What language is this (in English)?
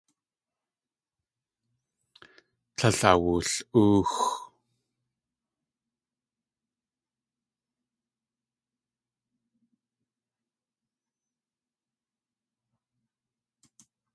Tlingit